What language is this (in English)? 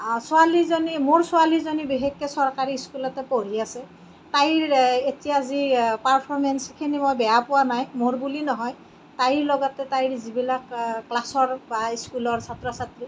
Assamese